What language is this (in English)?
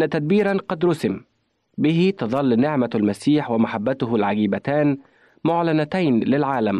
Arabic